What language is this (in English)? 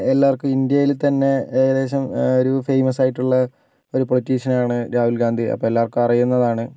Malayalam